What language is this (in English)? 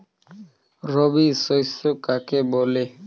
Bangla